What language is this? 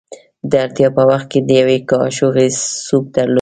Pashto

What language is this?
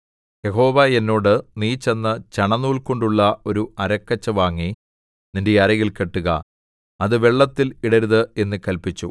Malayalam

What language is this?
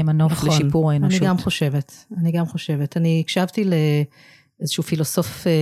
Hebrew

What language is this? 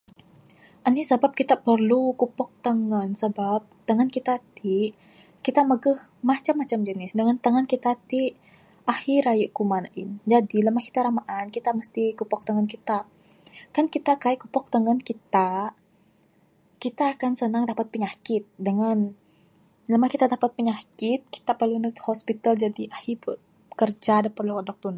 Bukar-Sadung Bidayuh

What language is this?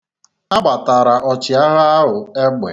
Igbo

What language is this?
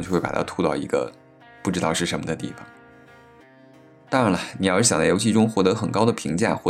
Chinese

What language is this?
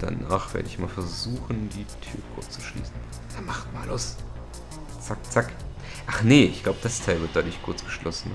German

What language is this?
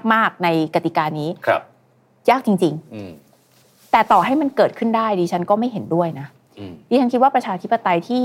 Thai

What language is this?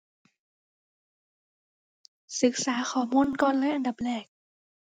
Thai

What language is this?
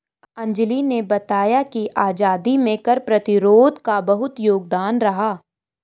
Hindi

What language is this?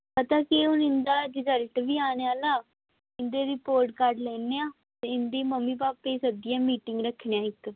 Dogri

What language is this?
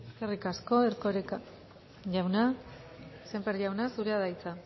Basque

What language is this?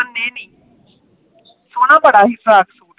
Punjabi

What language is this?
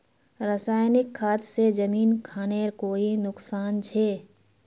Magahi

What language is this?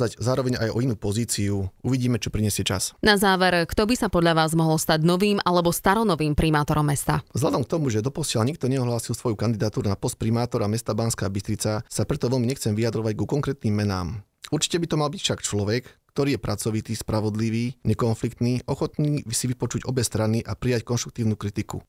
Slovak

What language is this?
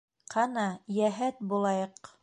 Bashkir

